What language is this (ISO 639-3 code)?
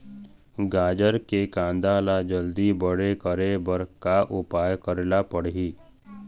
hne